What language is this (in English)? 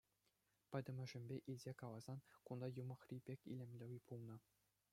Chuvash